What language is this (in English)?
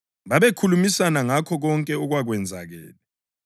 North Ndebele